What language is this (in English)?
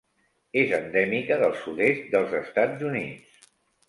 Catalan